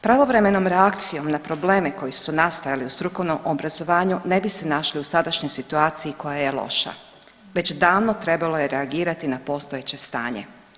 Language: Croatian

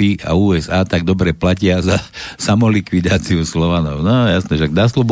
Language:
Slovak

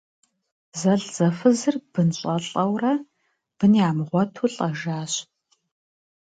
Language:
Kabardian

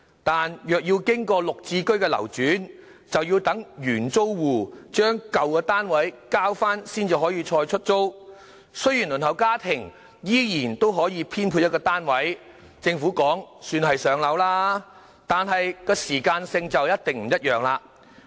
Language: Cantonese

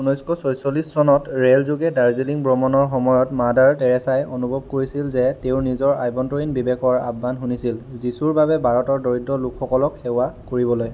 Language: Assamese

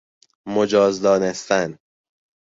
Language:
Persian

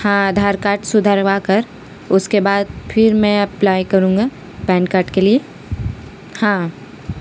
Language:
Urdu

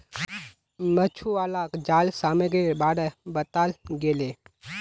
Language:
Magahi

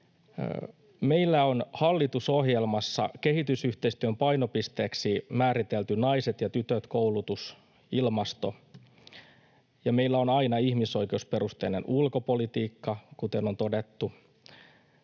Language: Finnish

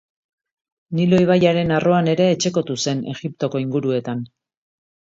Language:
Basque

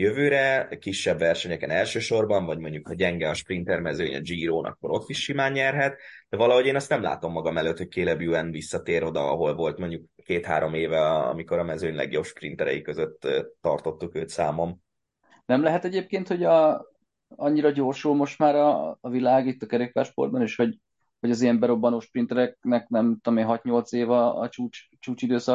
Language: Hungarian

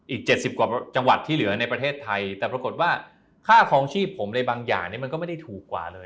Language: Thai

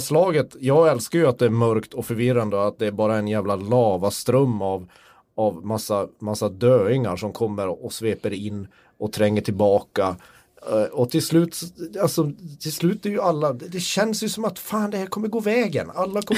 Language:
Swedish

